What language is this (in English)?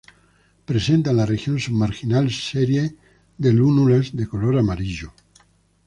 Spanish